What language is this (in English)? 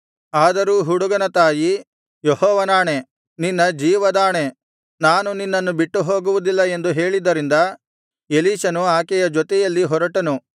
Kannada